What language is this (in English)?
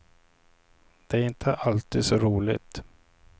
Swedish